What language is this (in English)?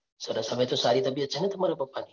Gujarati